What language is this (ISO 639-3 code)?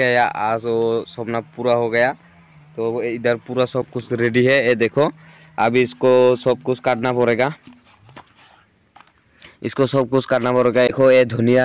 hin